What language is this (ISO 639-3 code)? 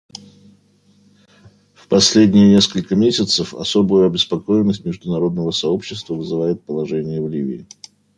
rus